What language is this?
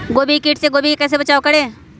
Magahi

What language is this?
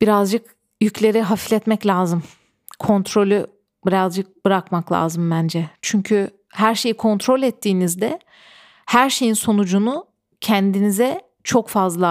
Turkish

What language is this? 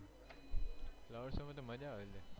Gujarati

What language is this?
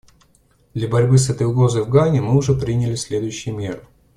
Russian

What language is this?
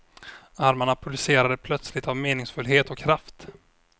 Swedish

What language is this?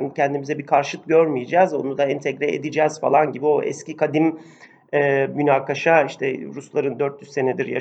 Turkish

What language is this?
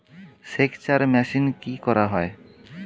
Bangla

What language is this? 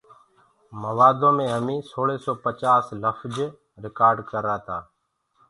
Gurgula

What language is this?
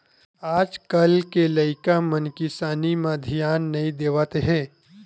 Chhattisgarhi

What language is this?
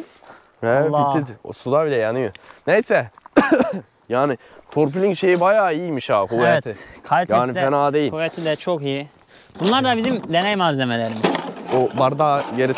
Turkish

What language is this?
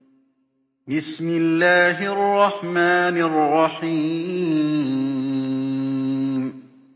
Arabic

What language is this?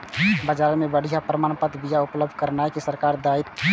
Maithili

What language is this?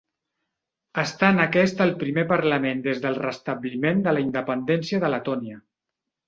Catalan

